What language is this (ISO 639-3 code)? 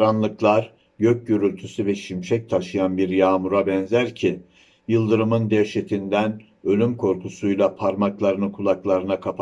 tur